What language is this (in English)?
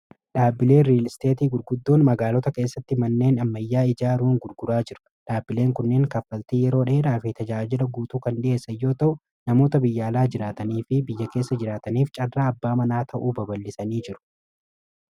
Oromo